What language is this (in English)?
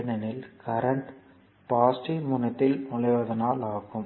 Tamil